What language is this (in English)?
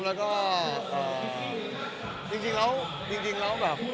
Thai